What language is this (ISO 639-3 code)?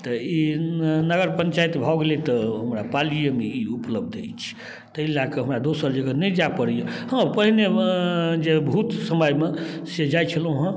mai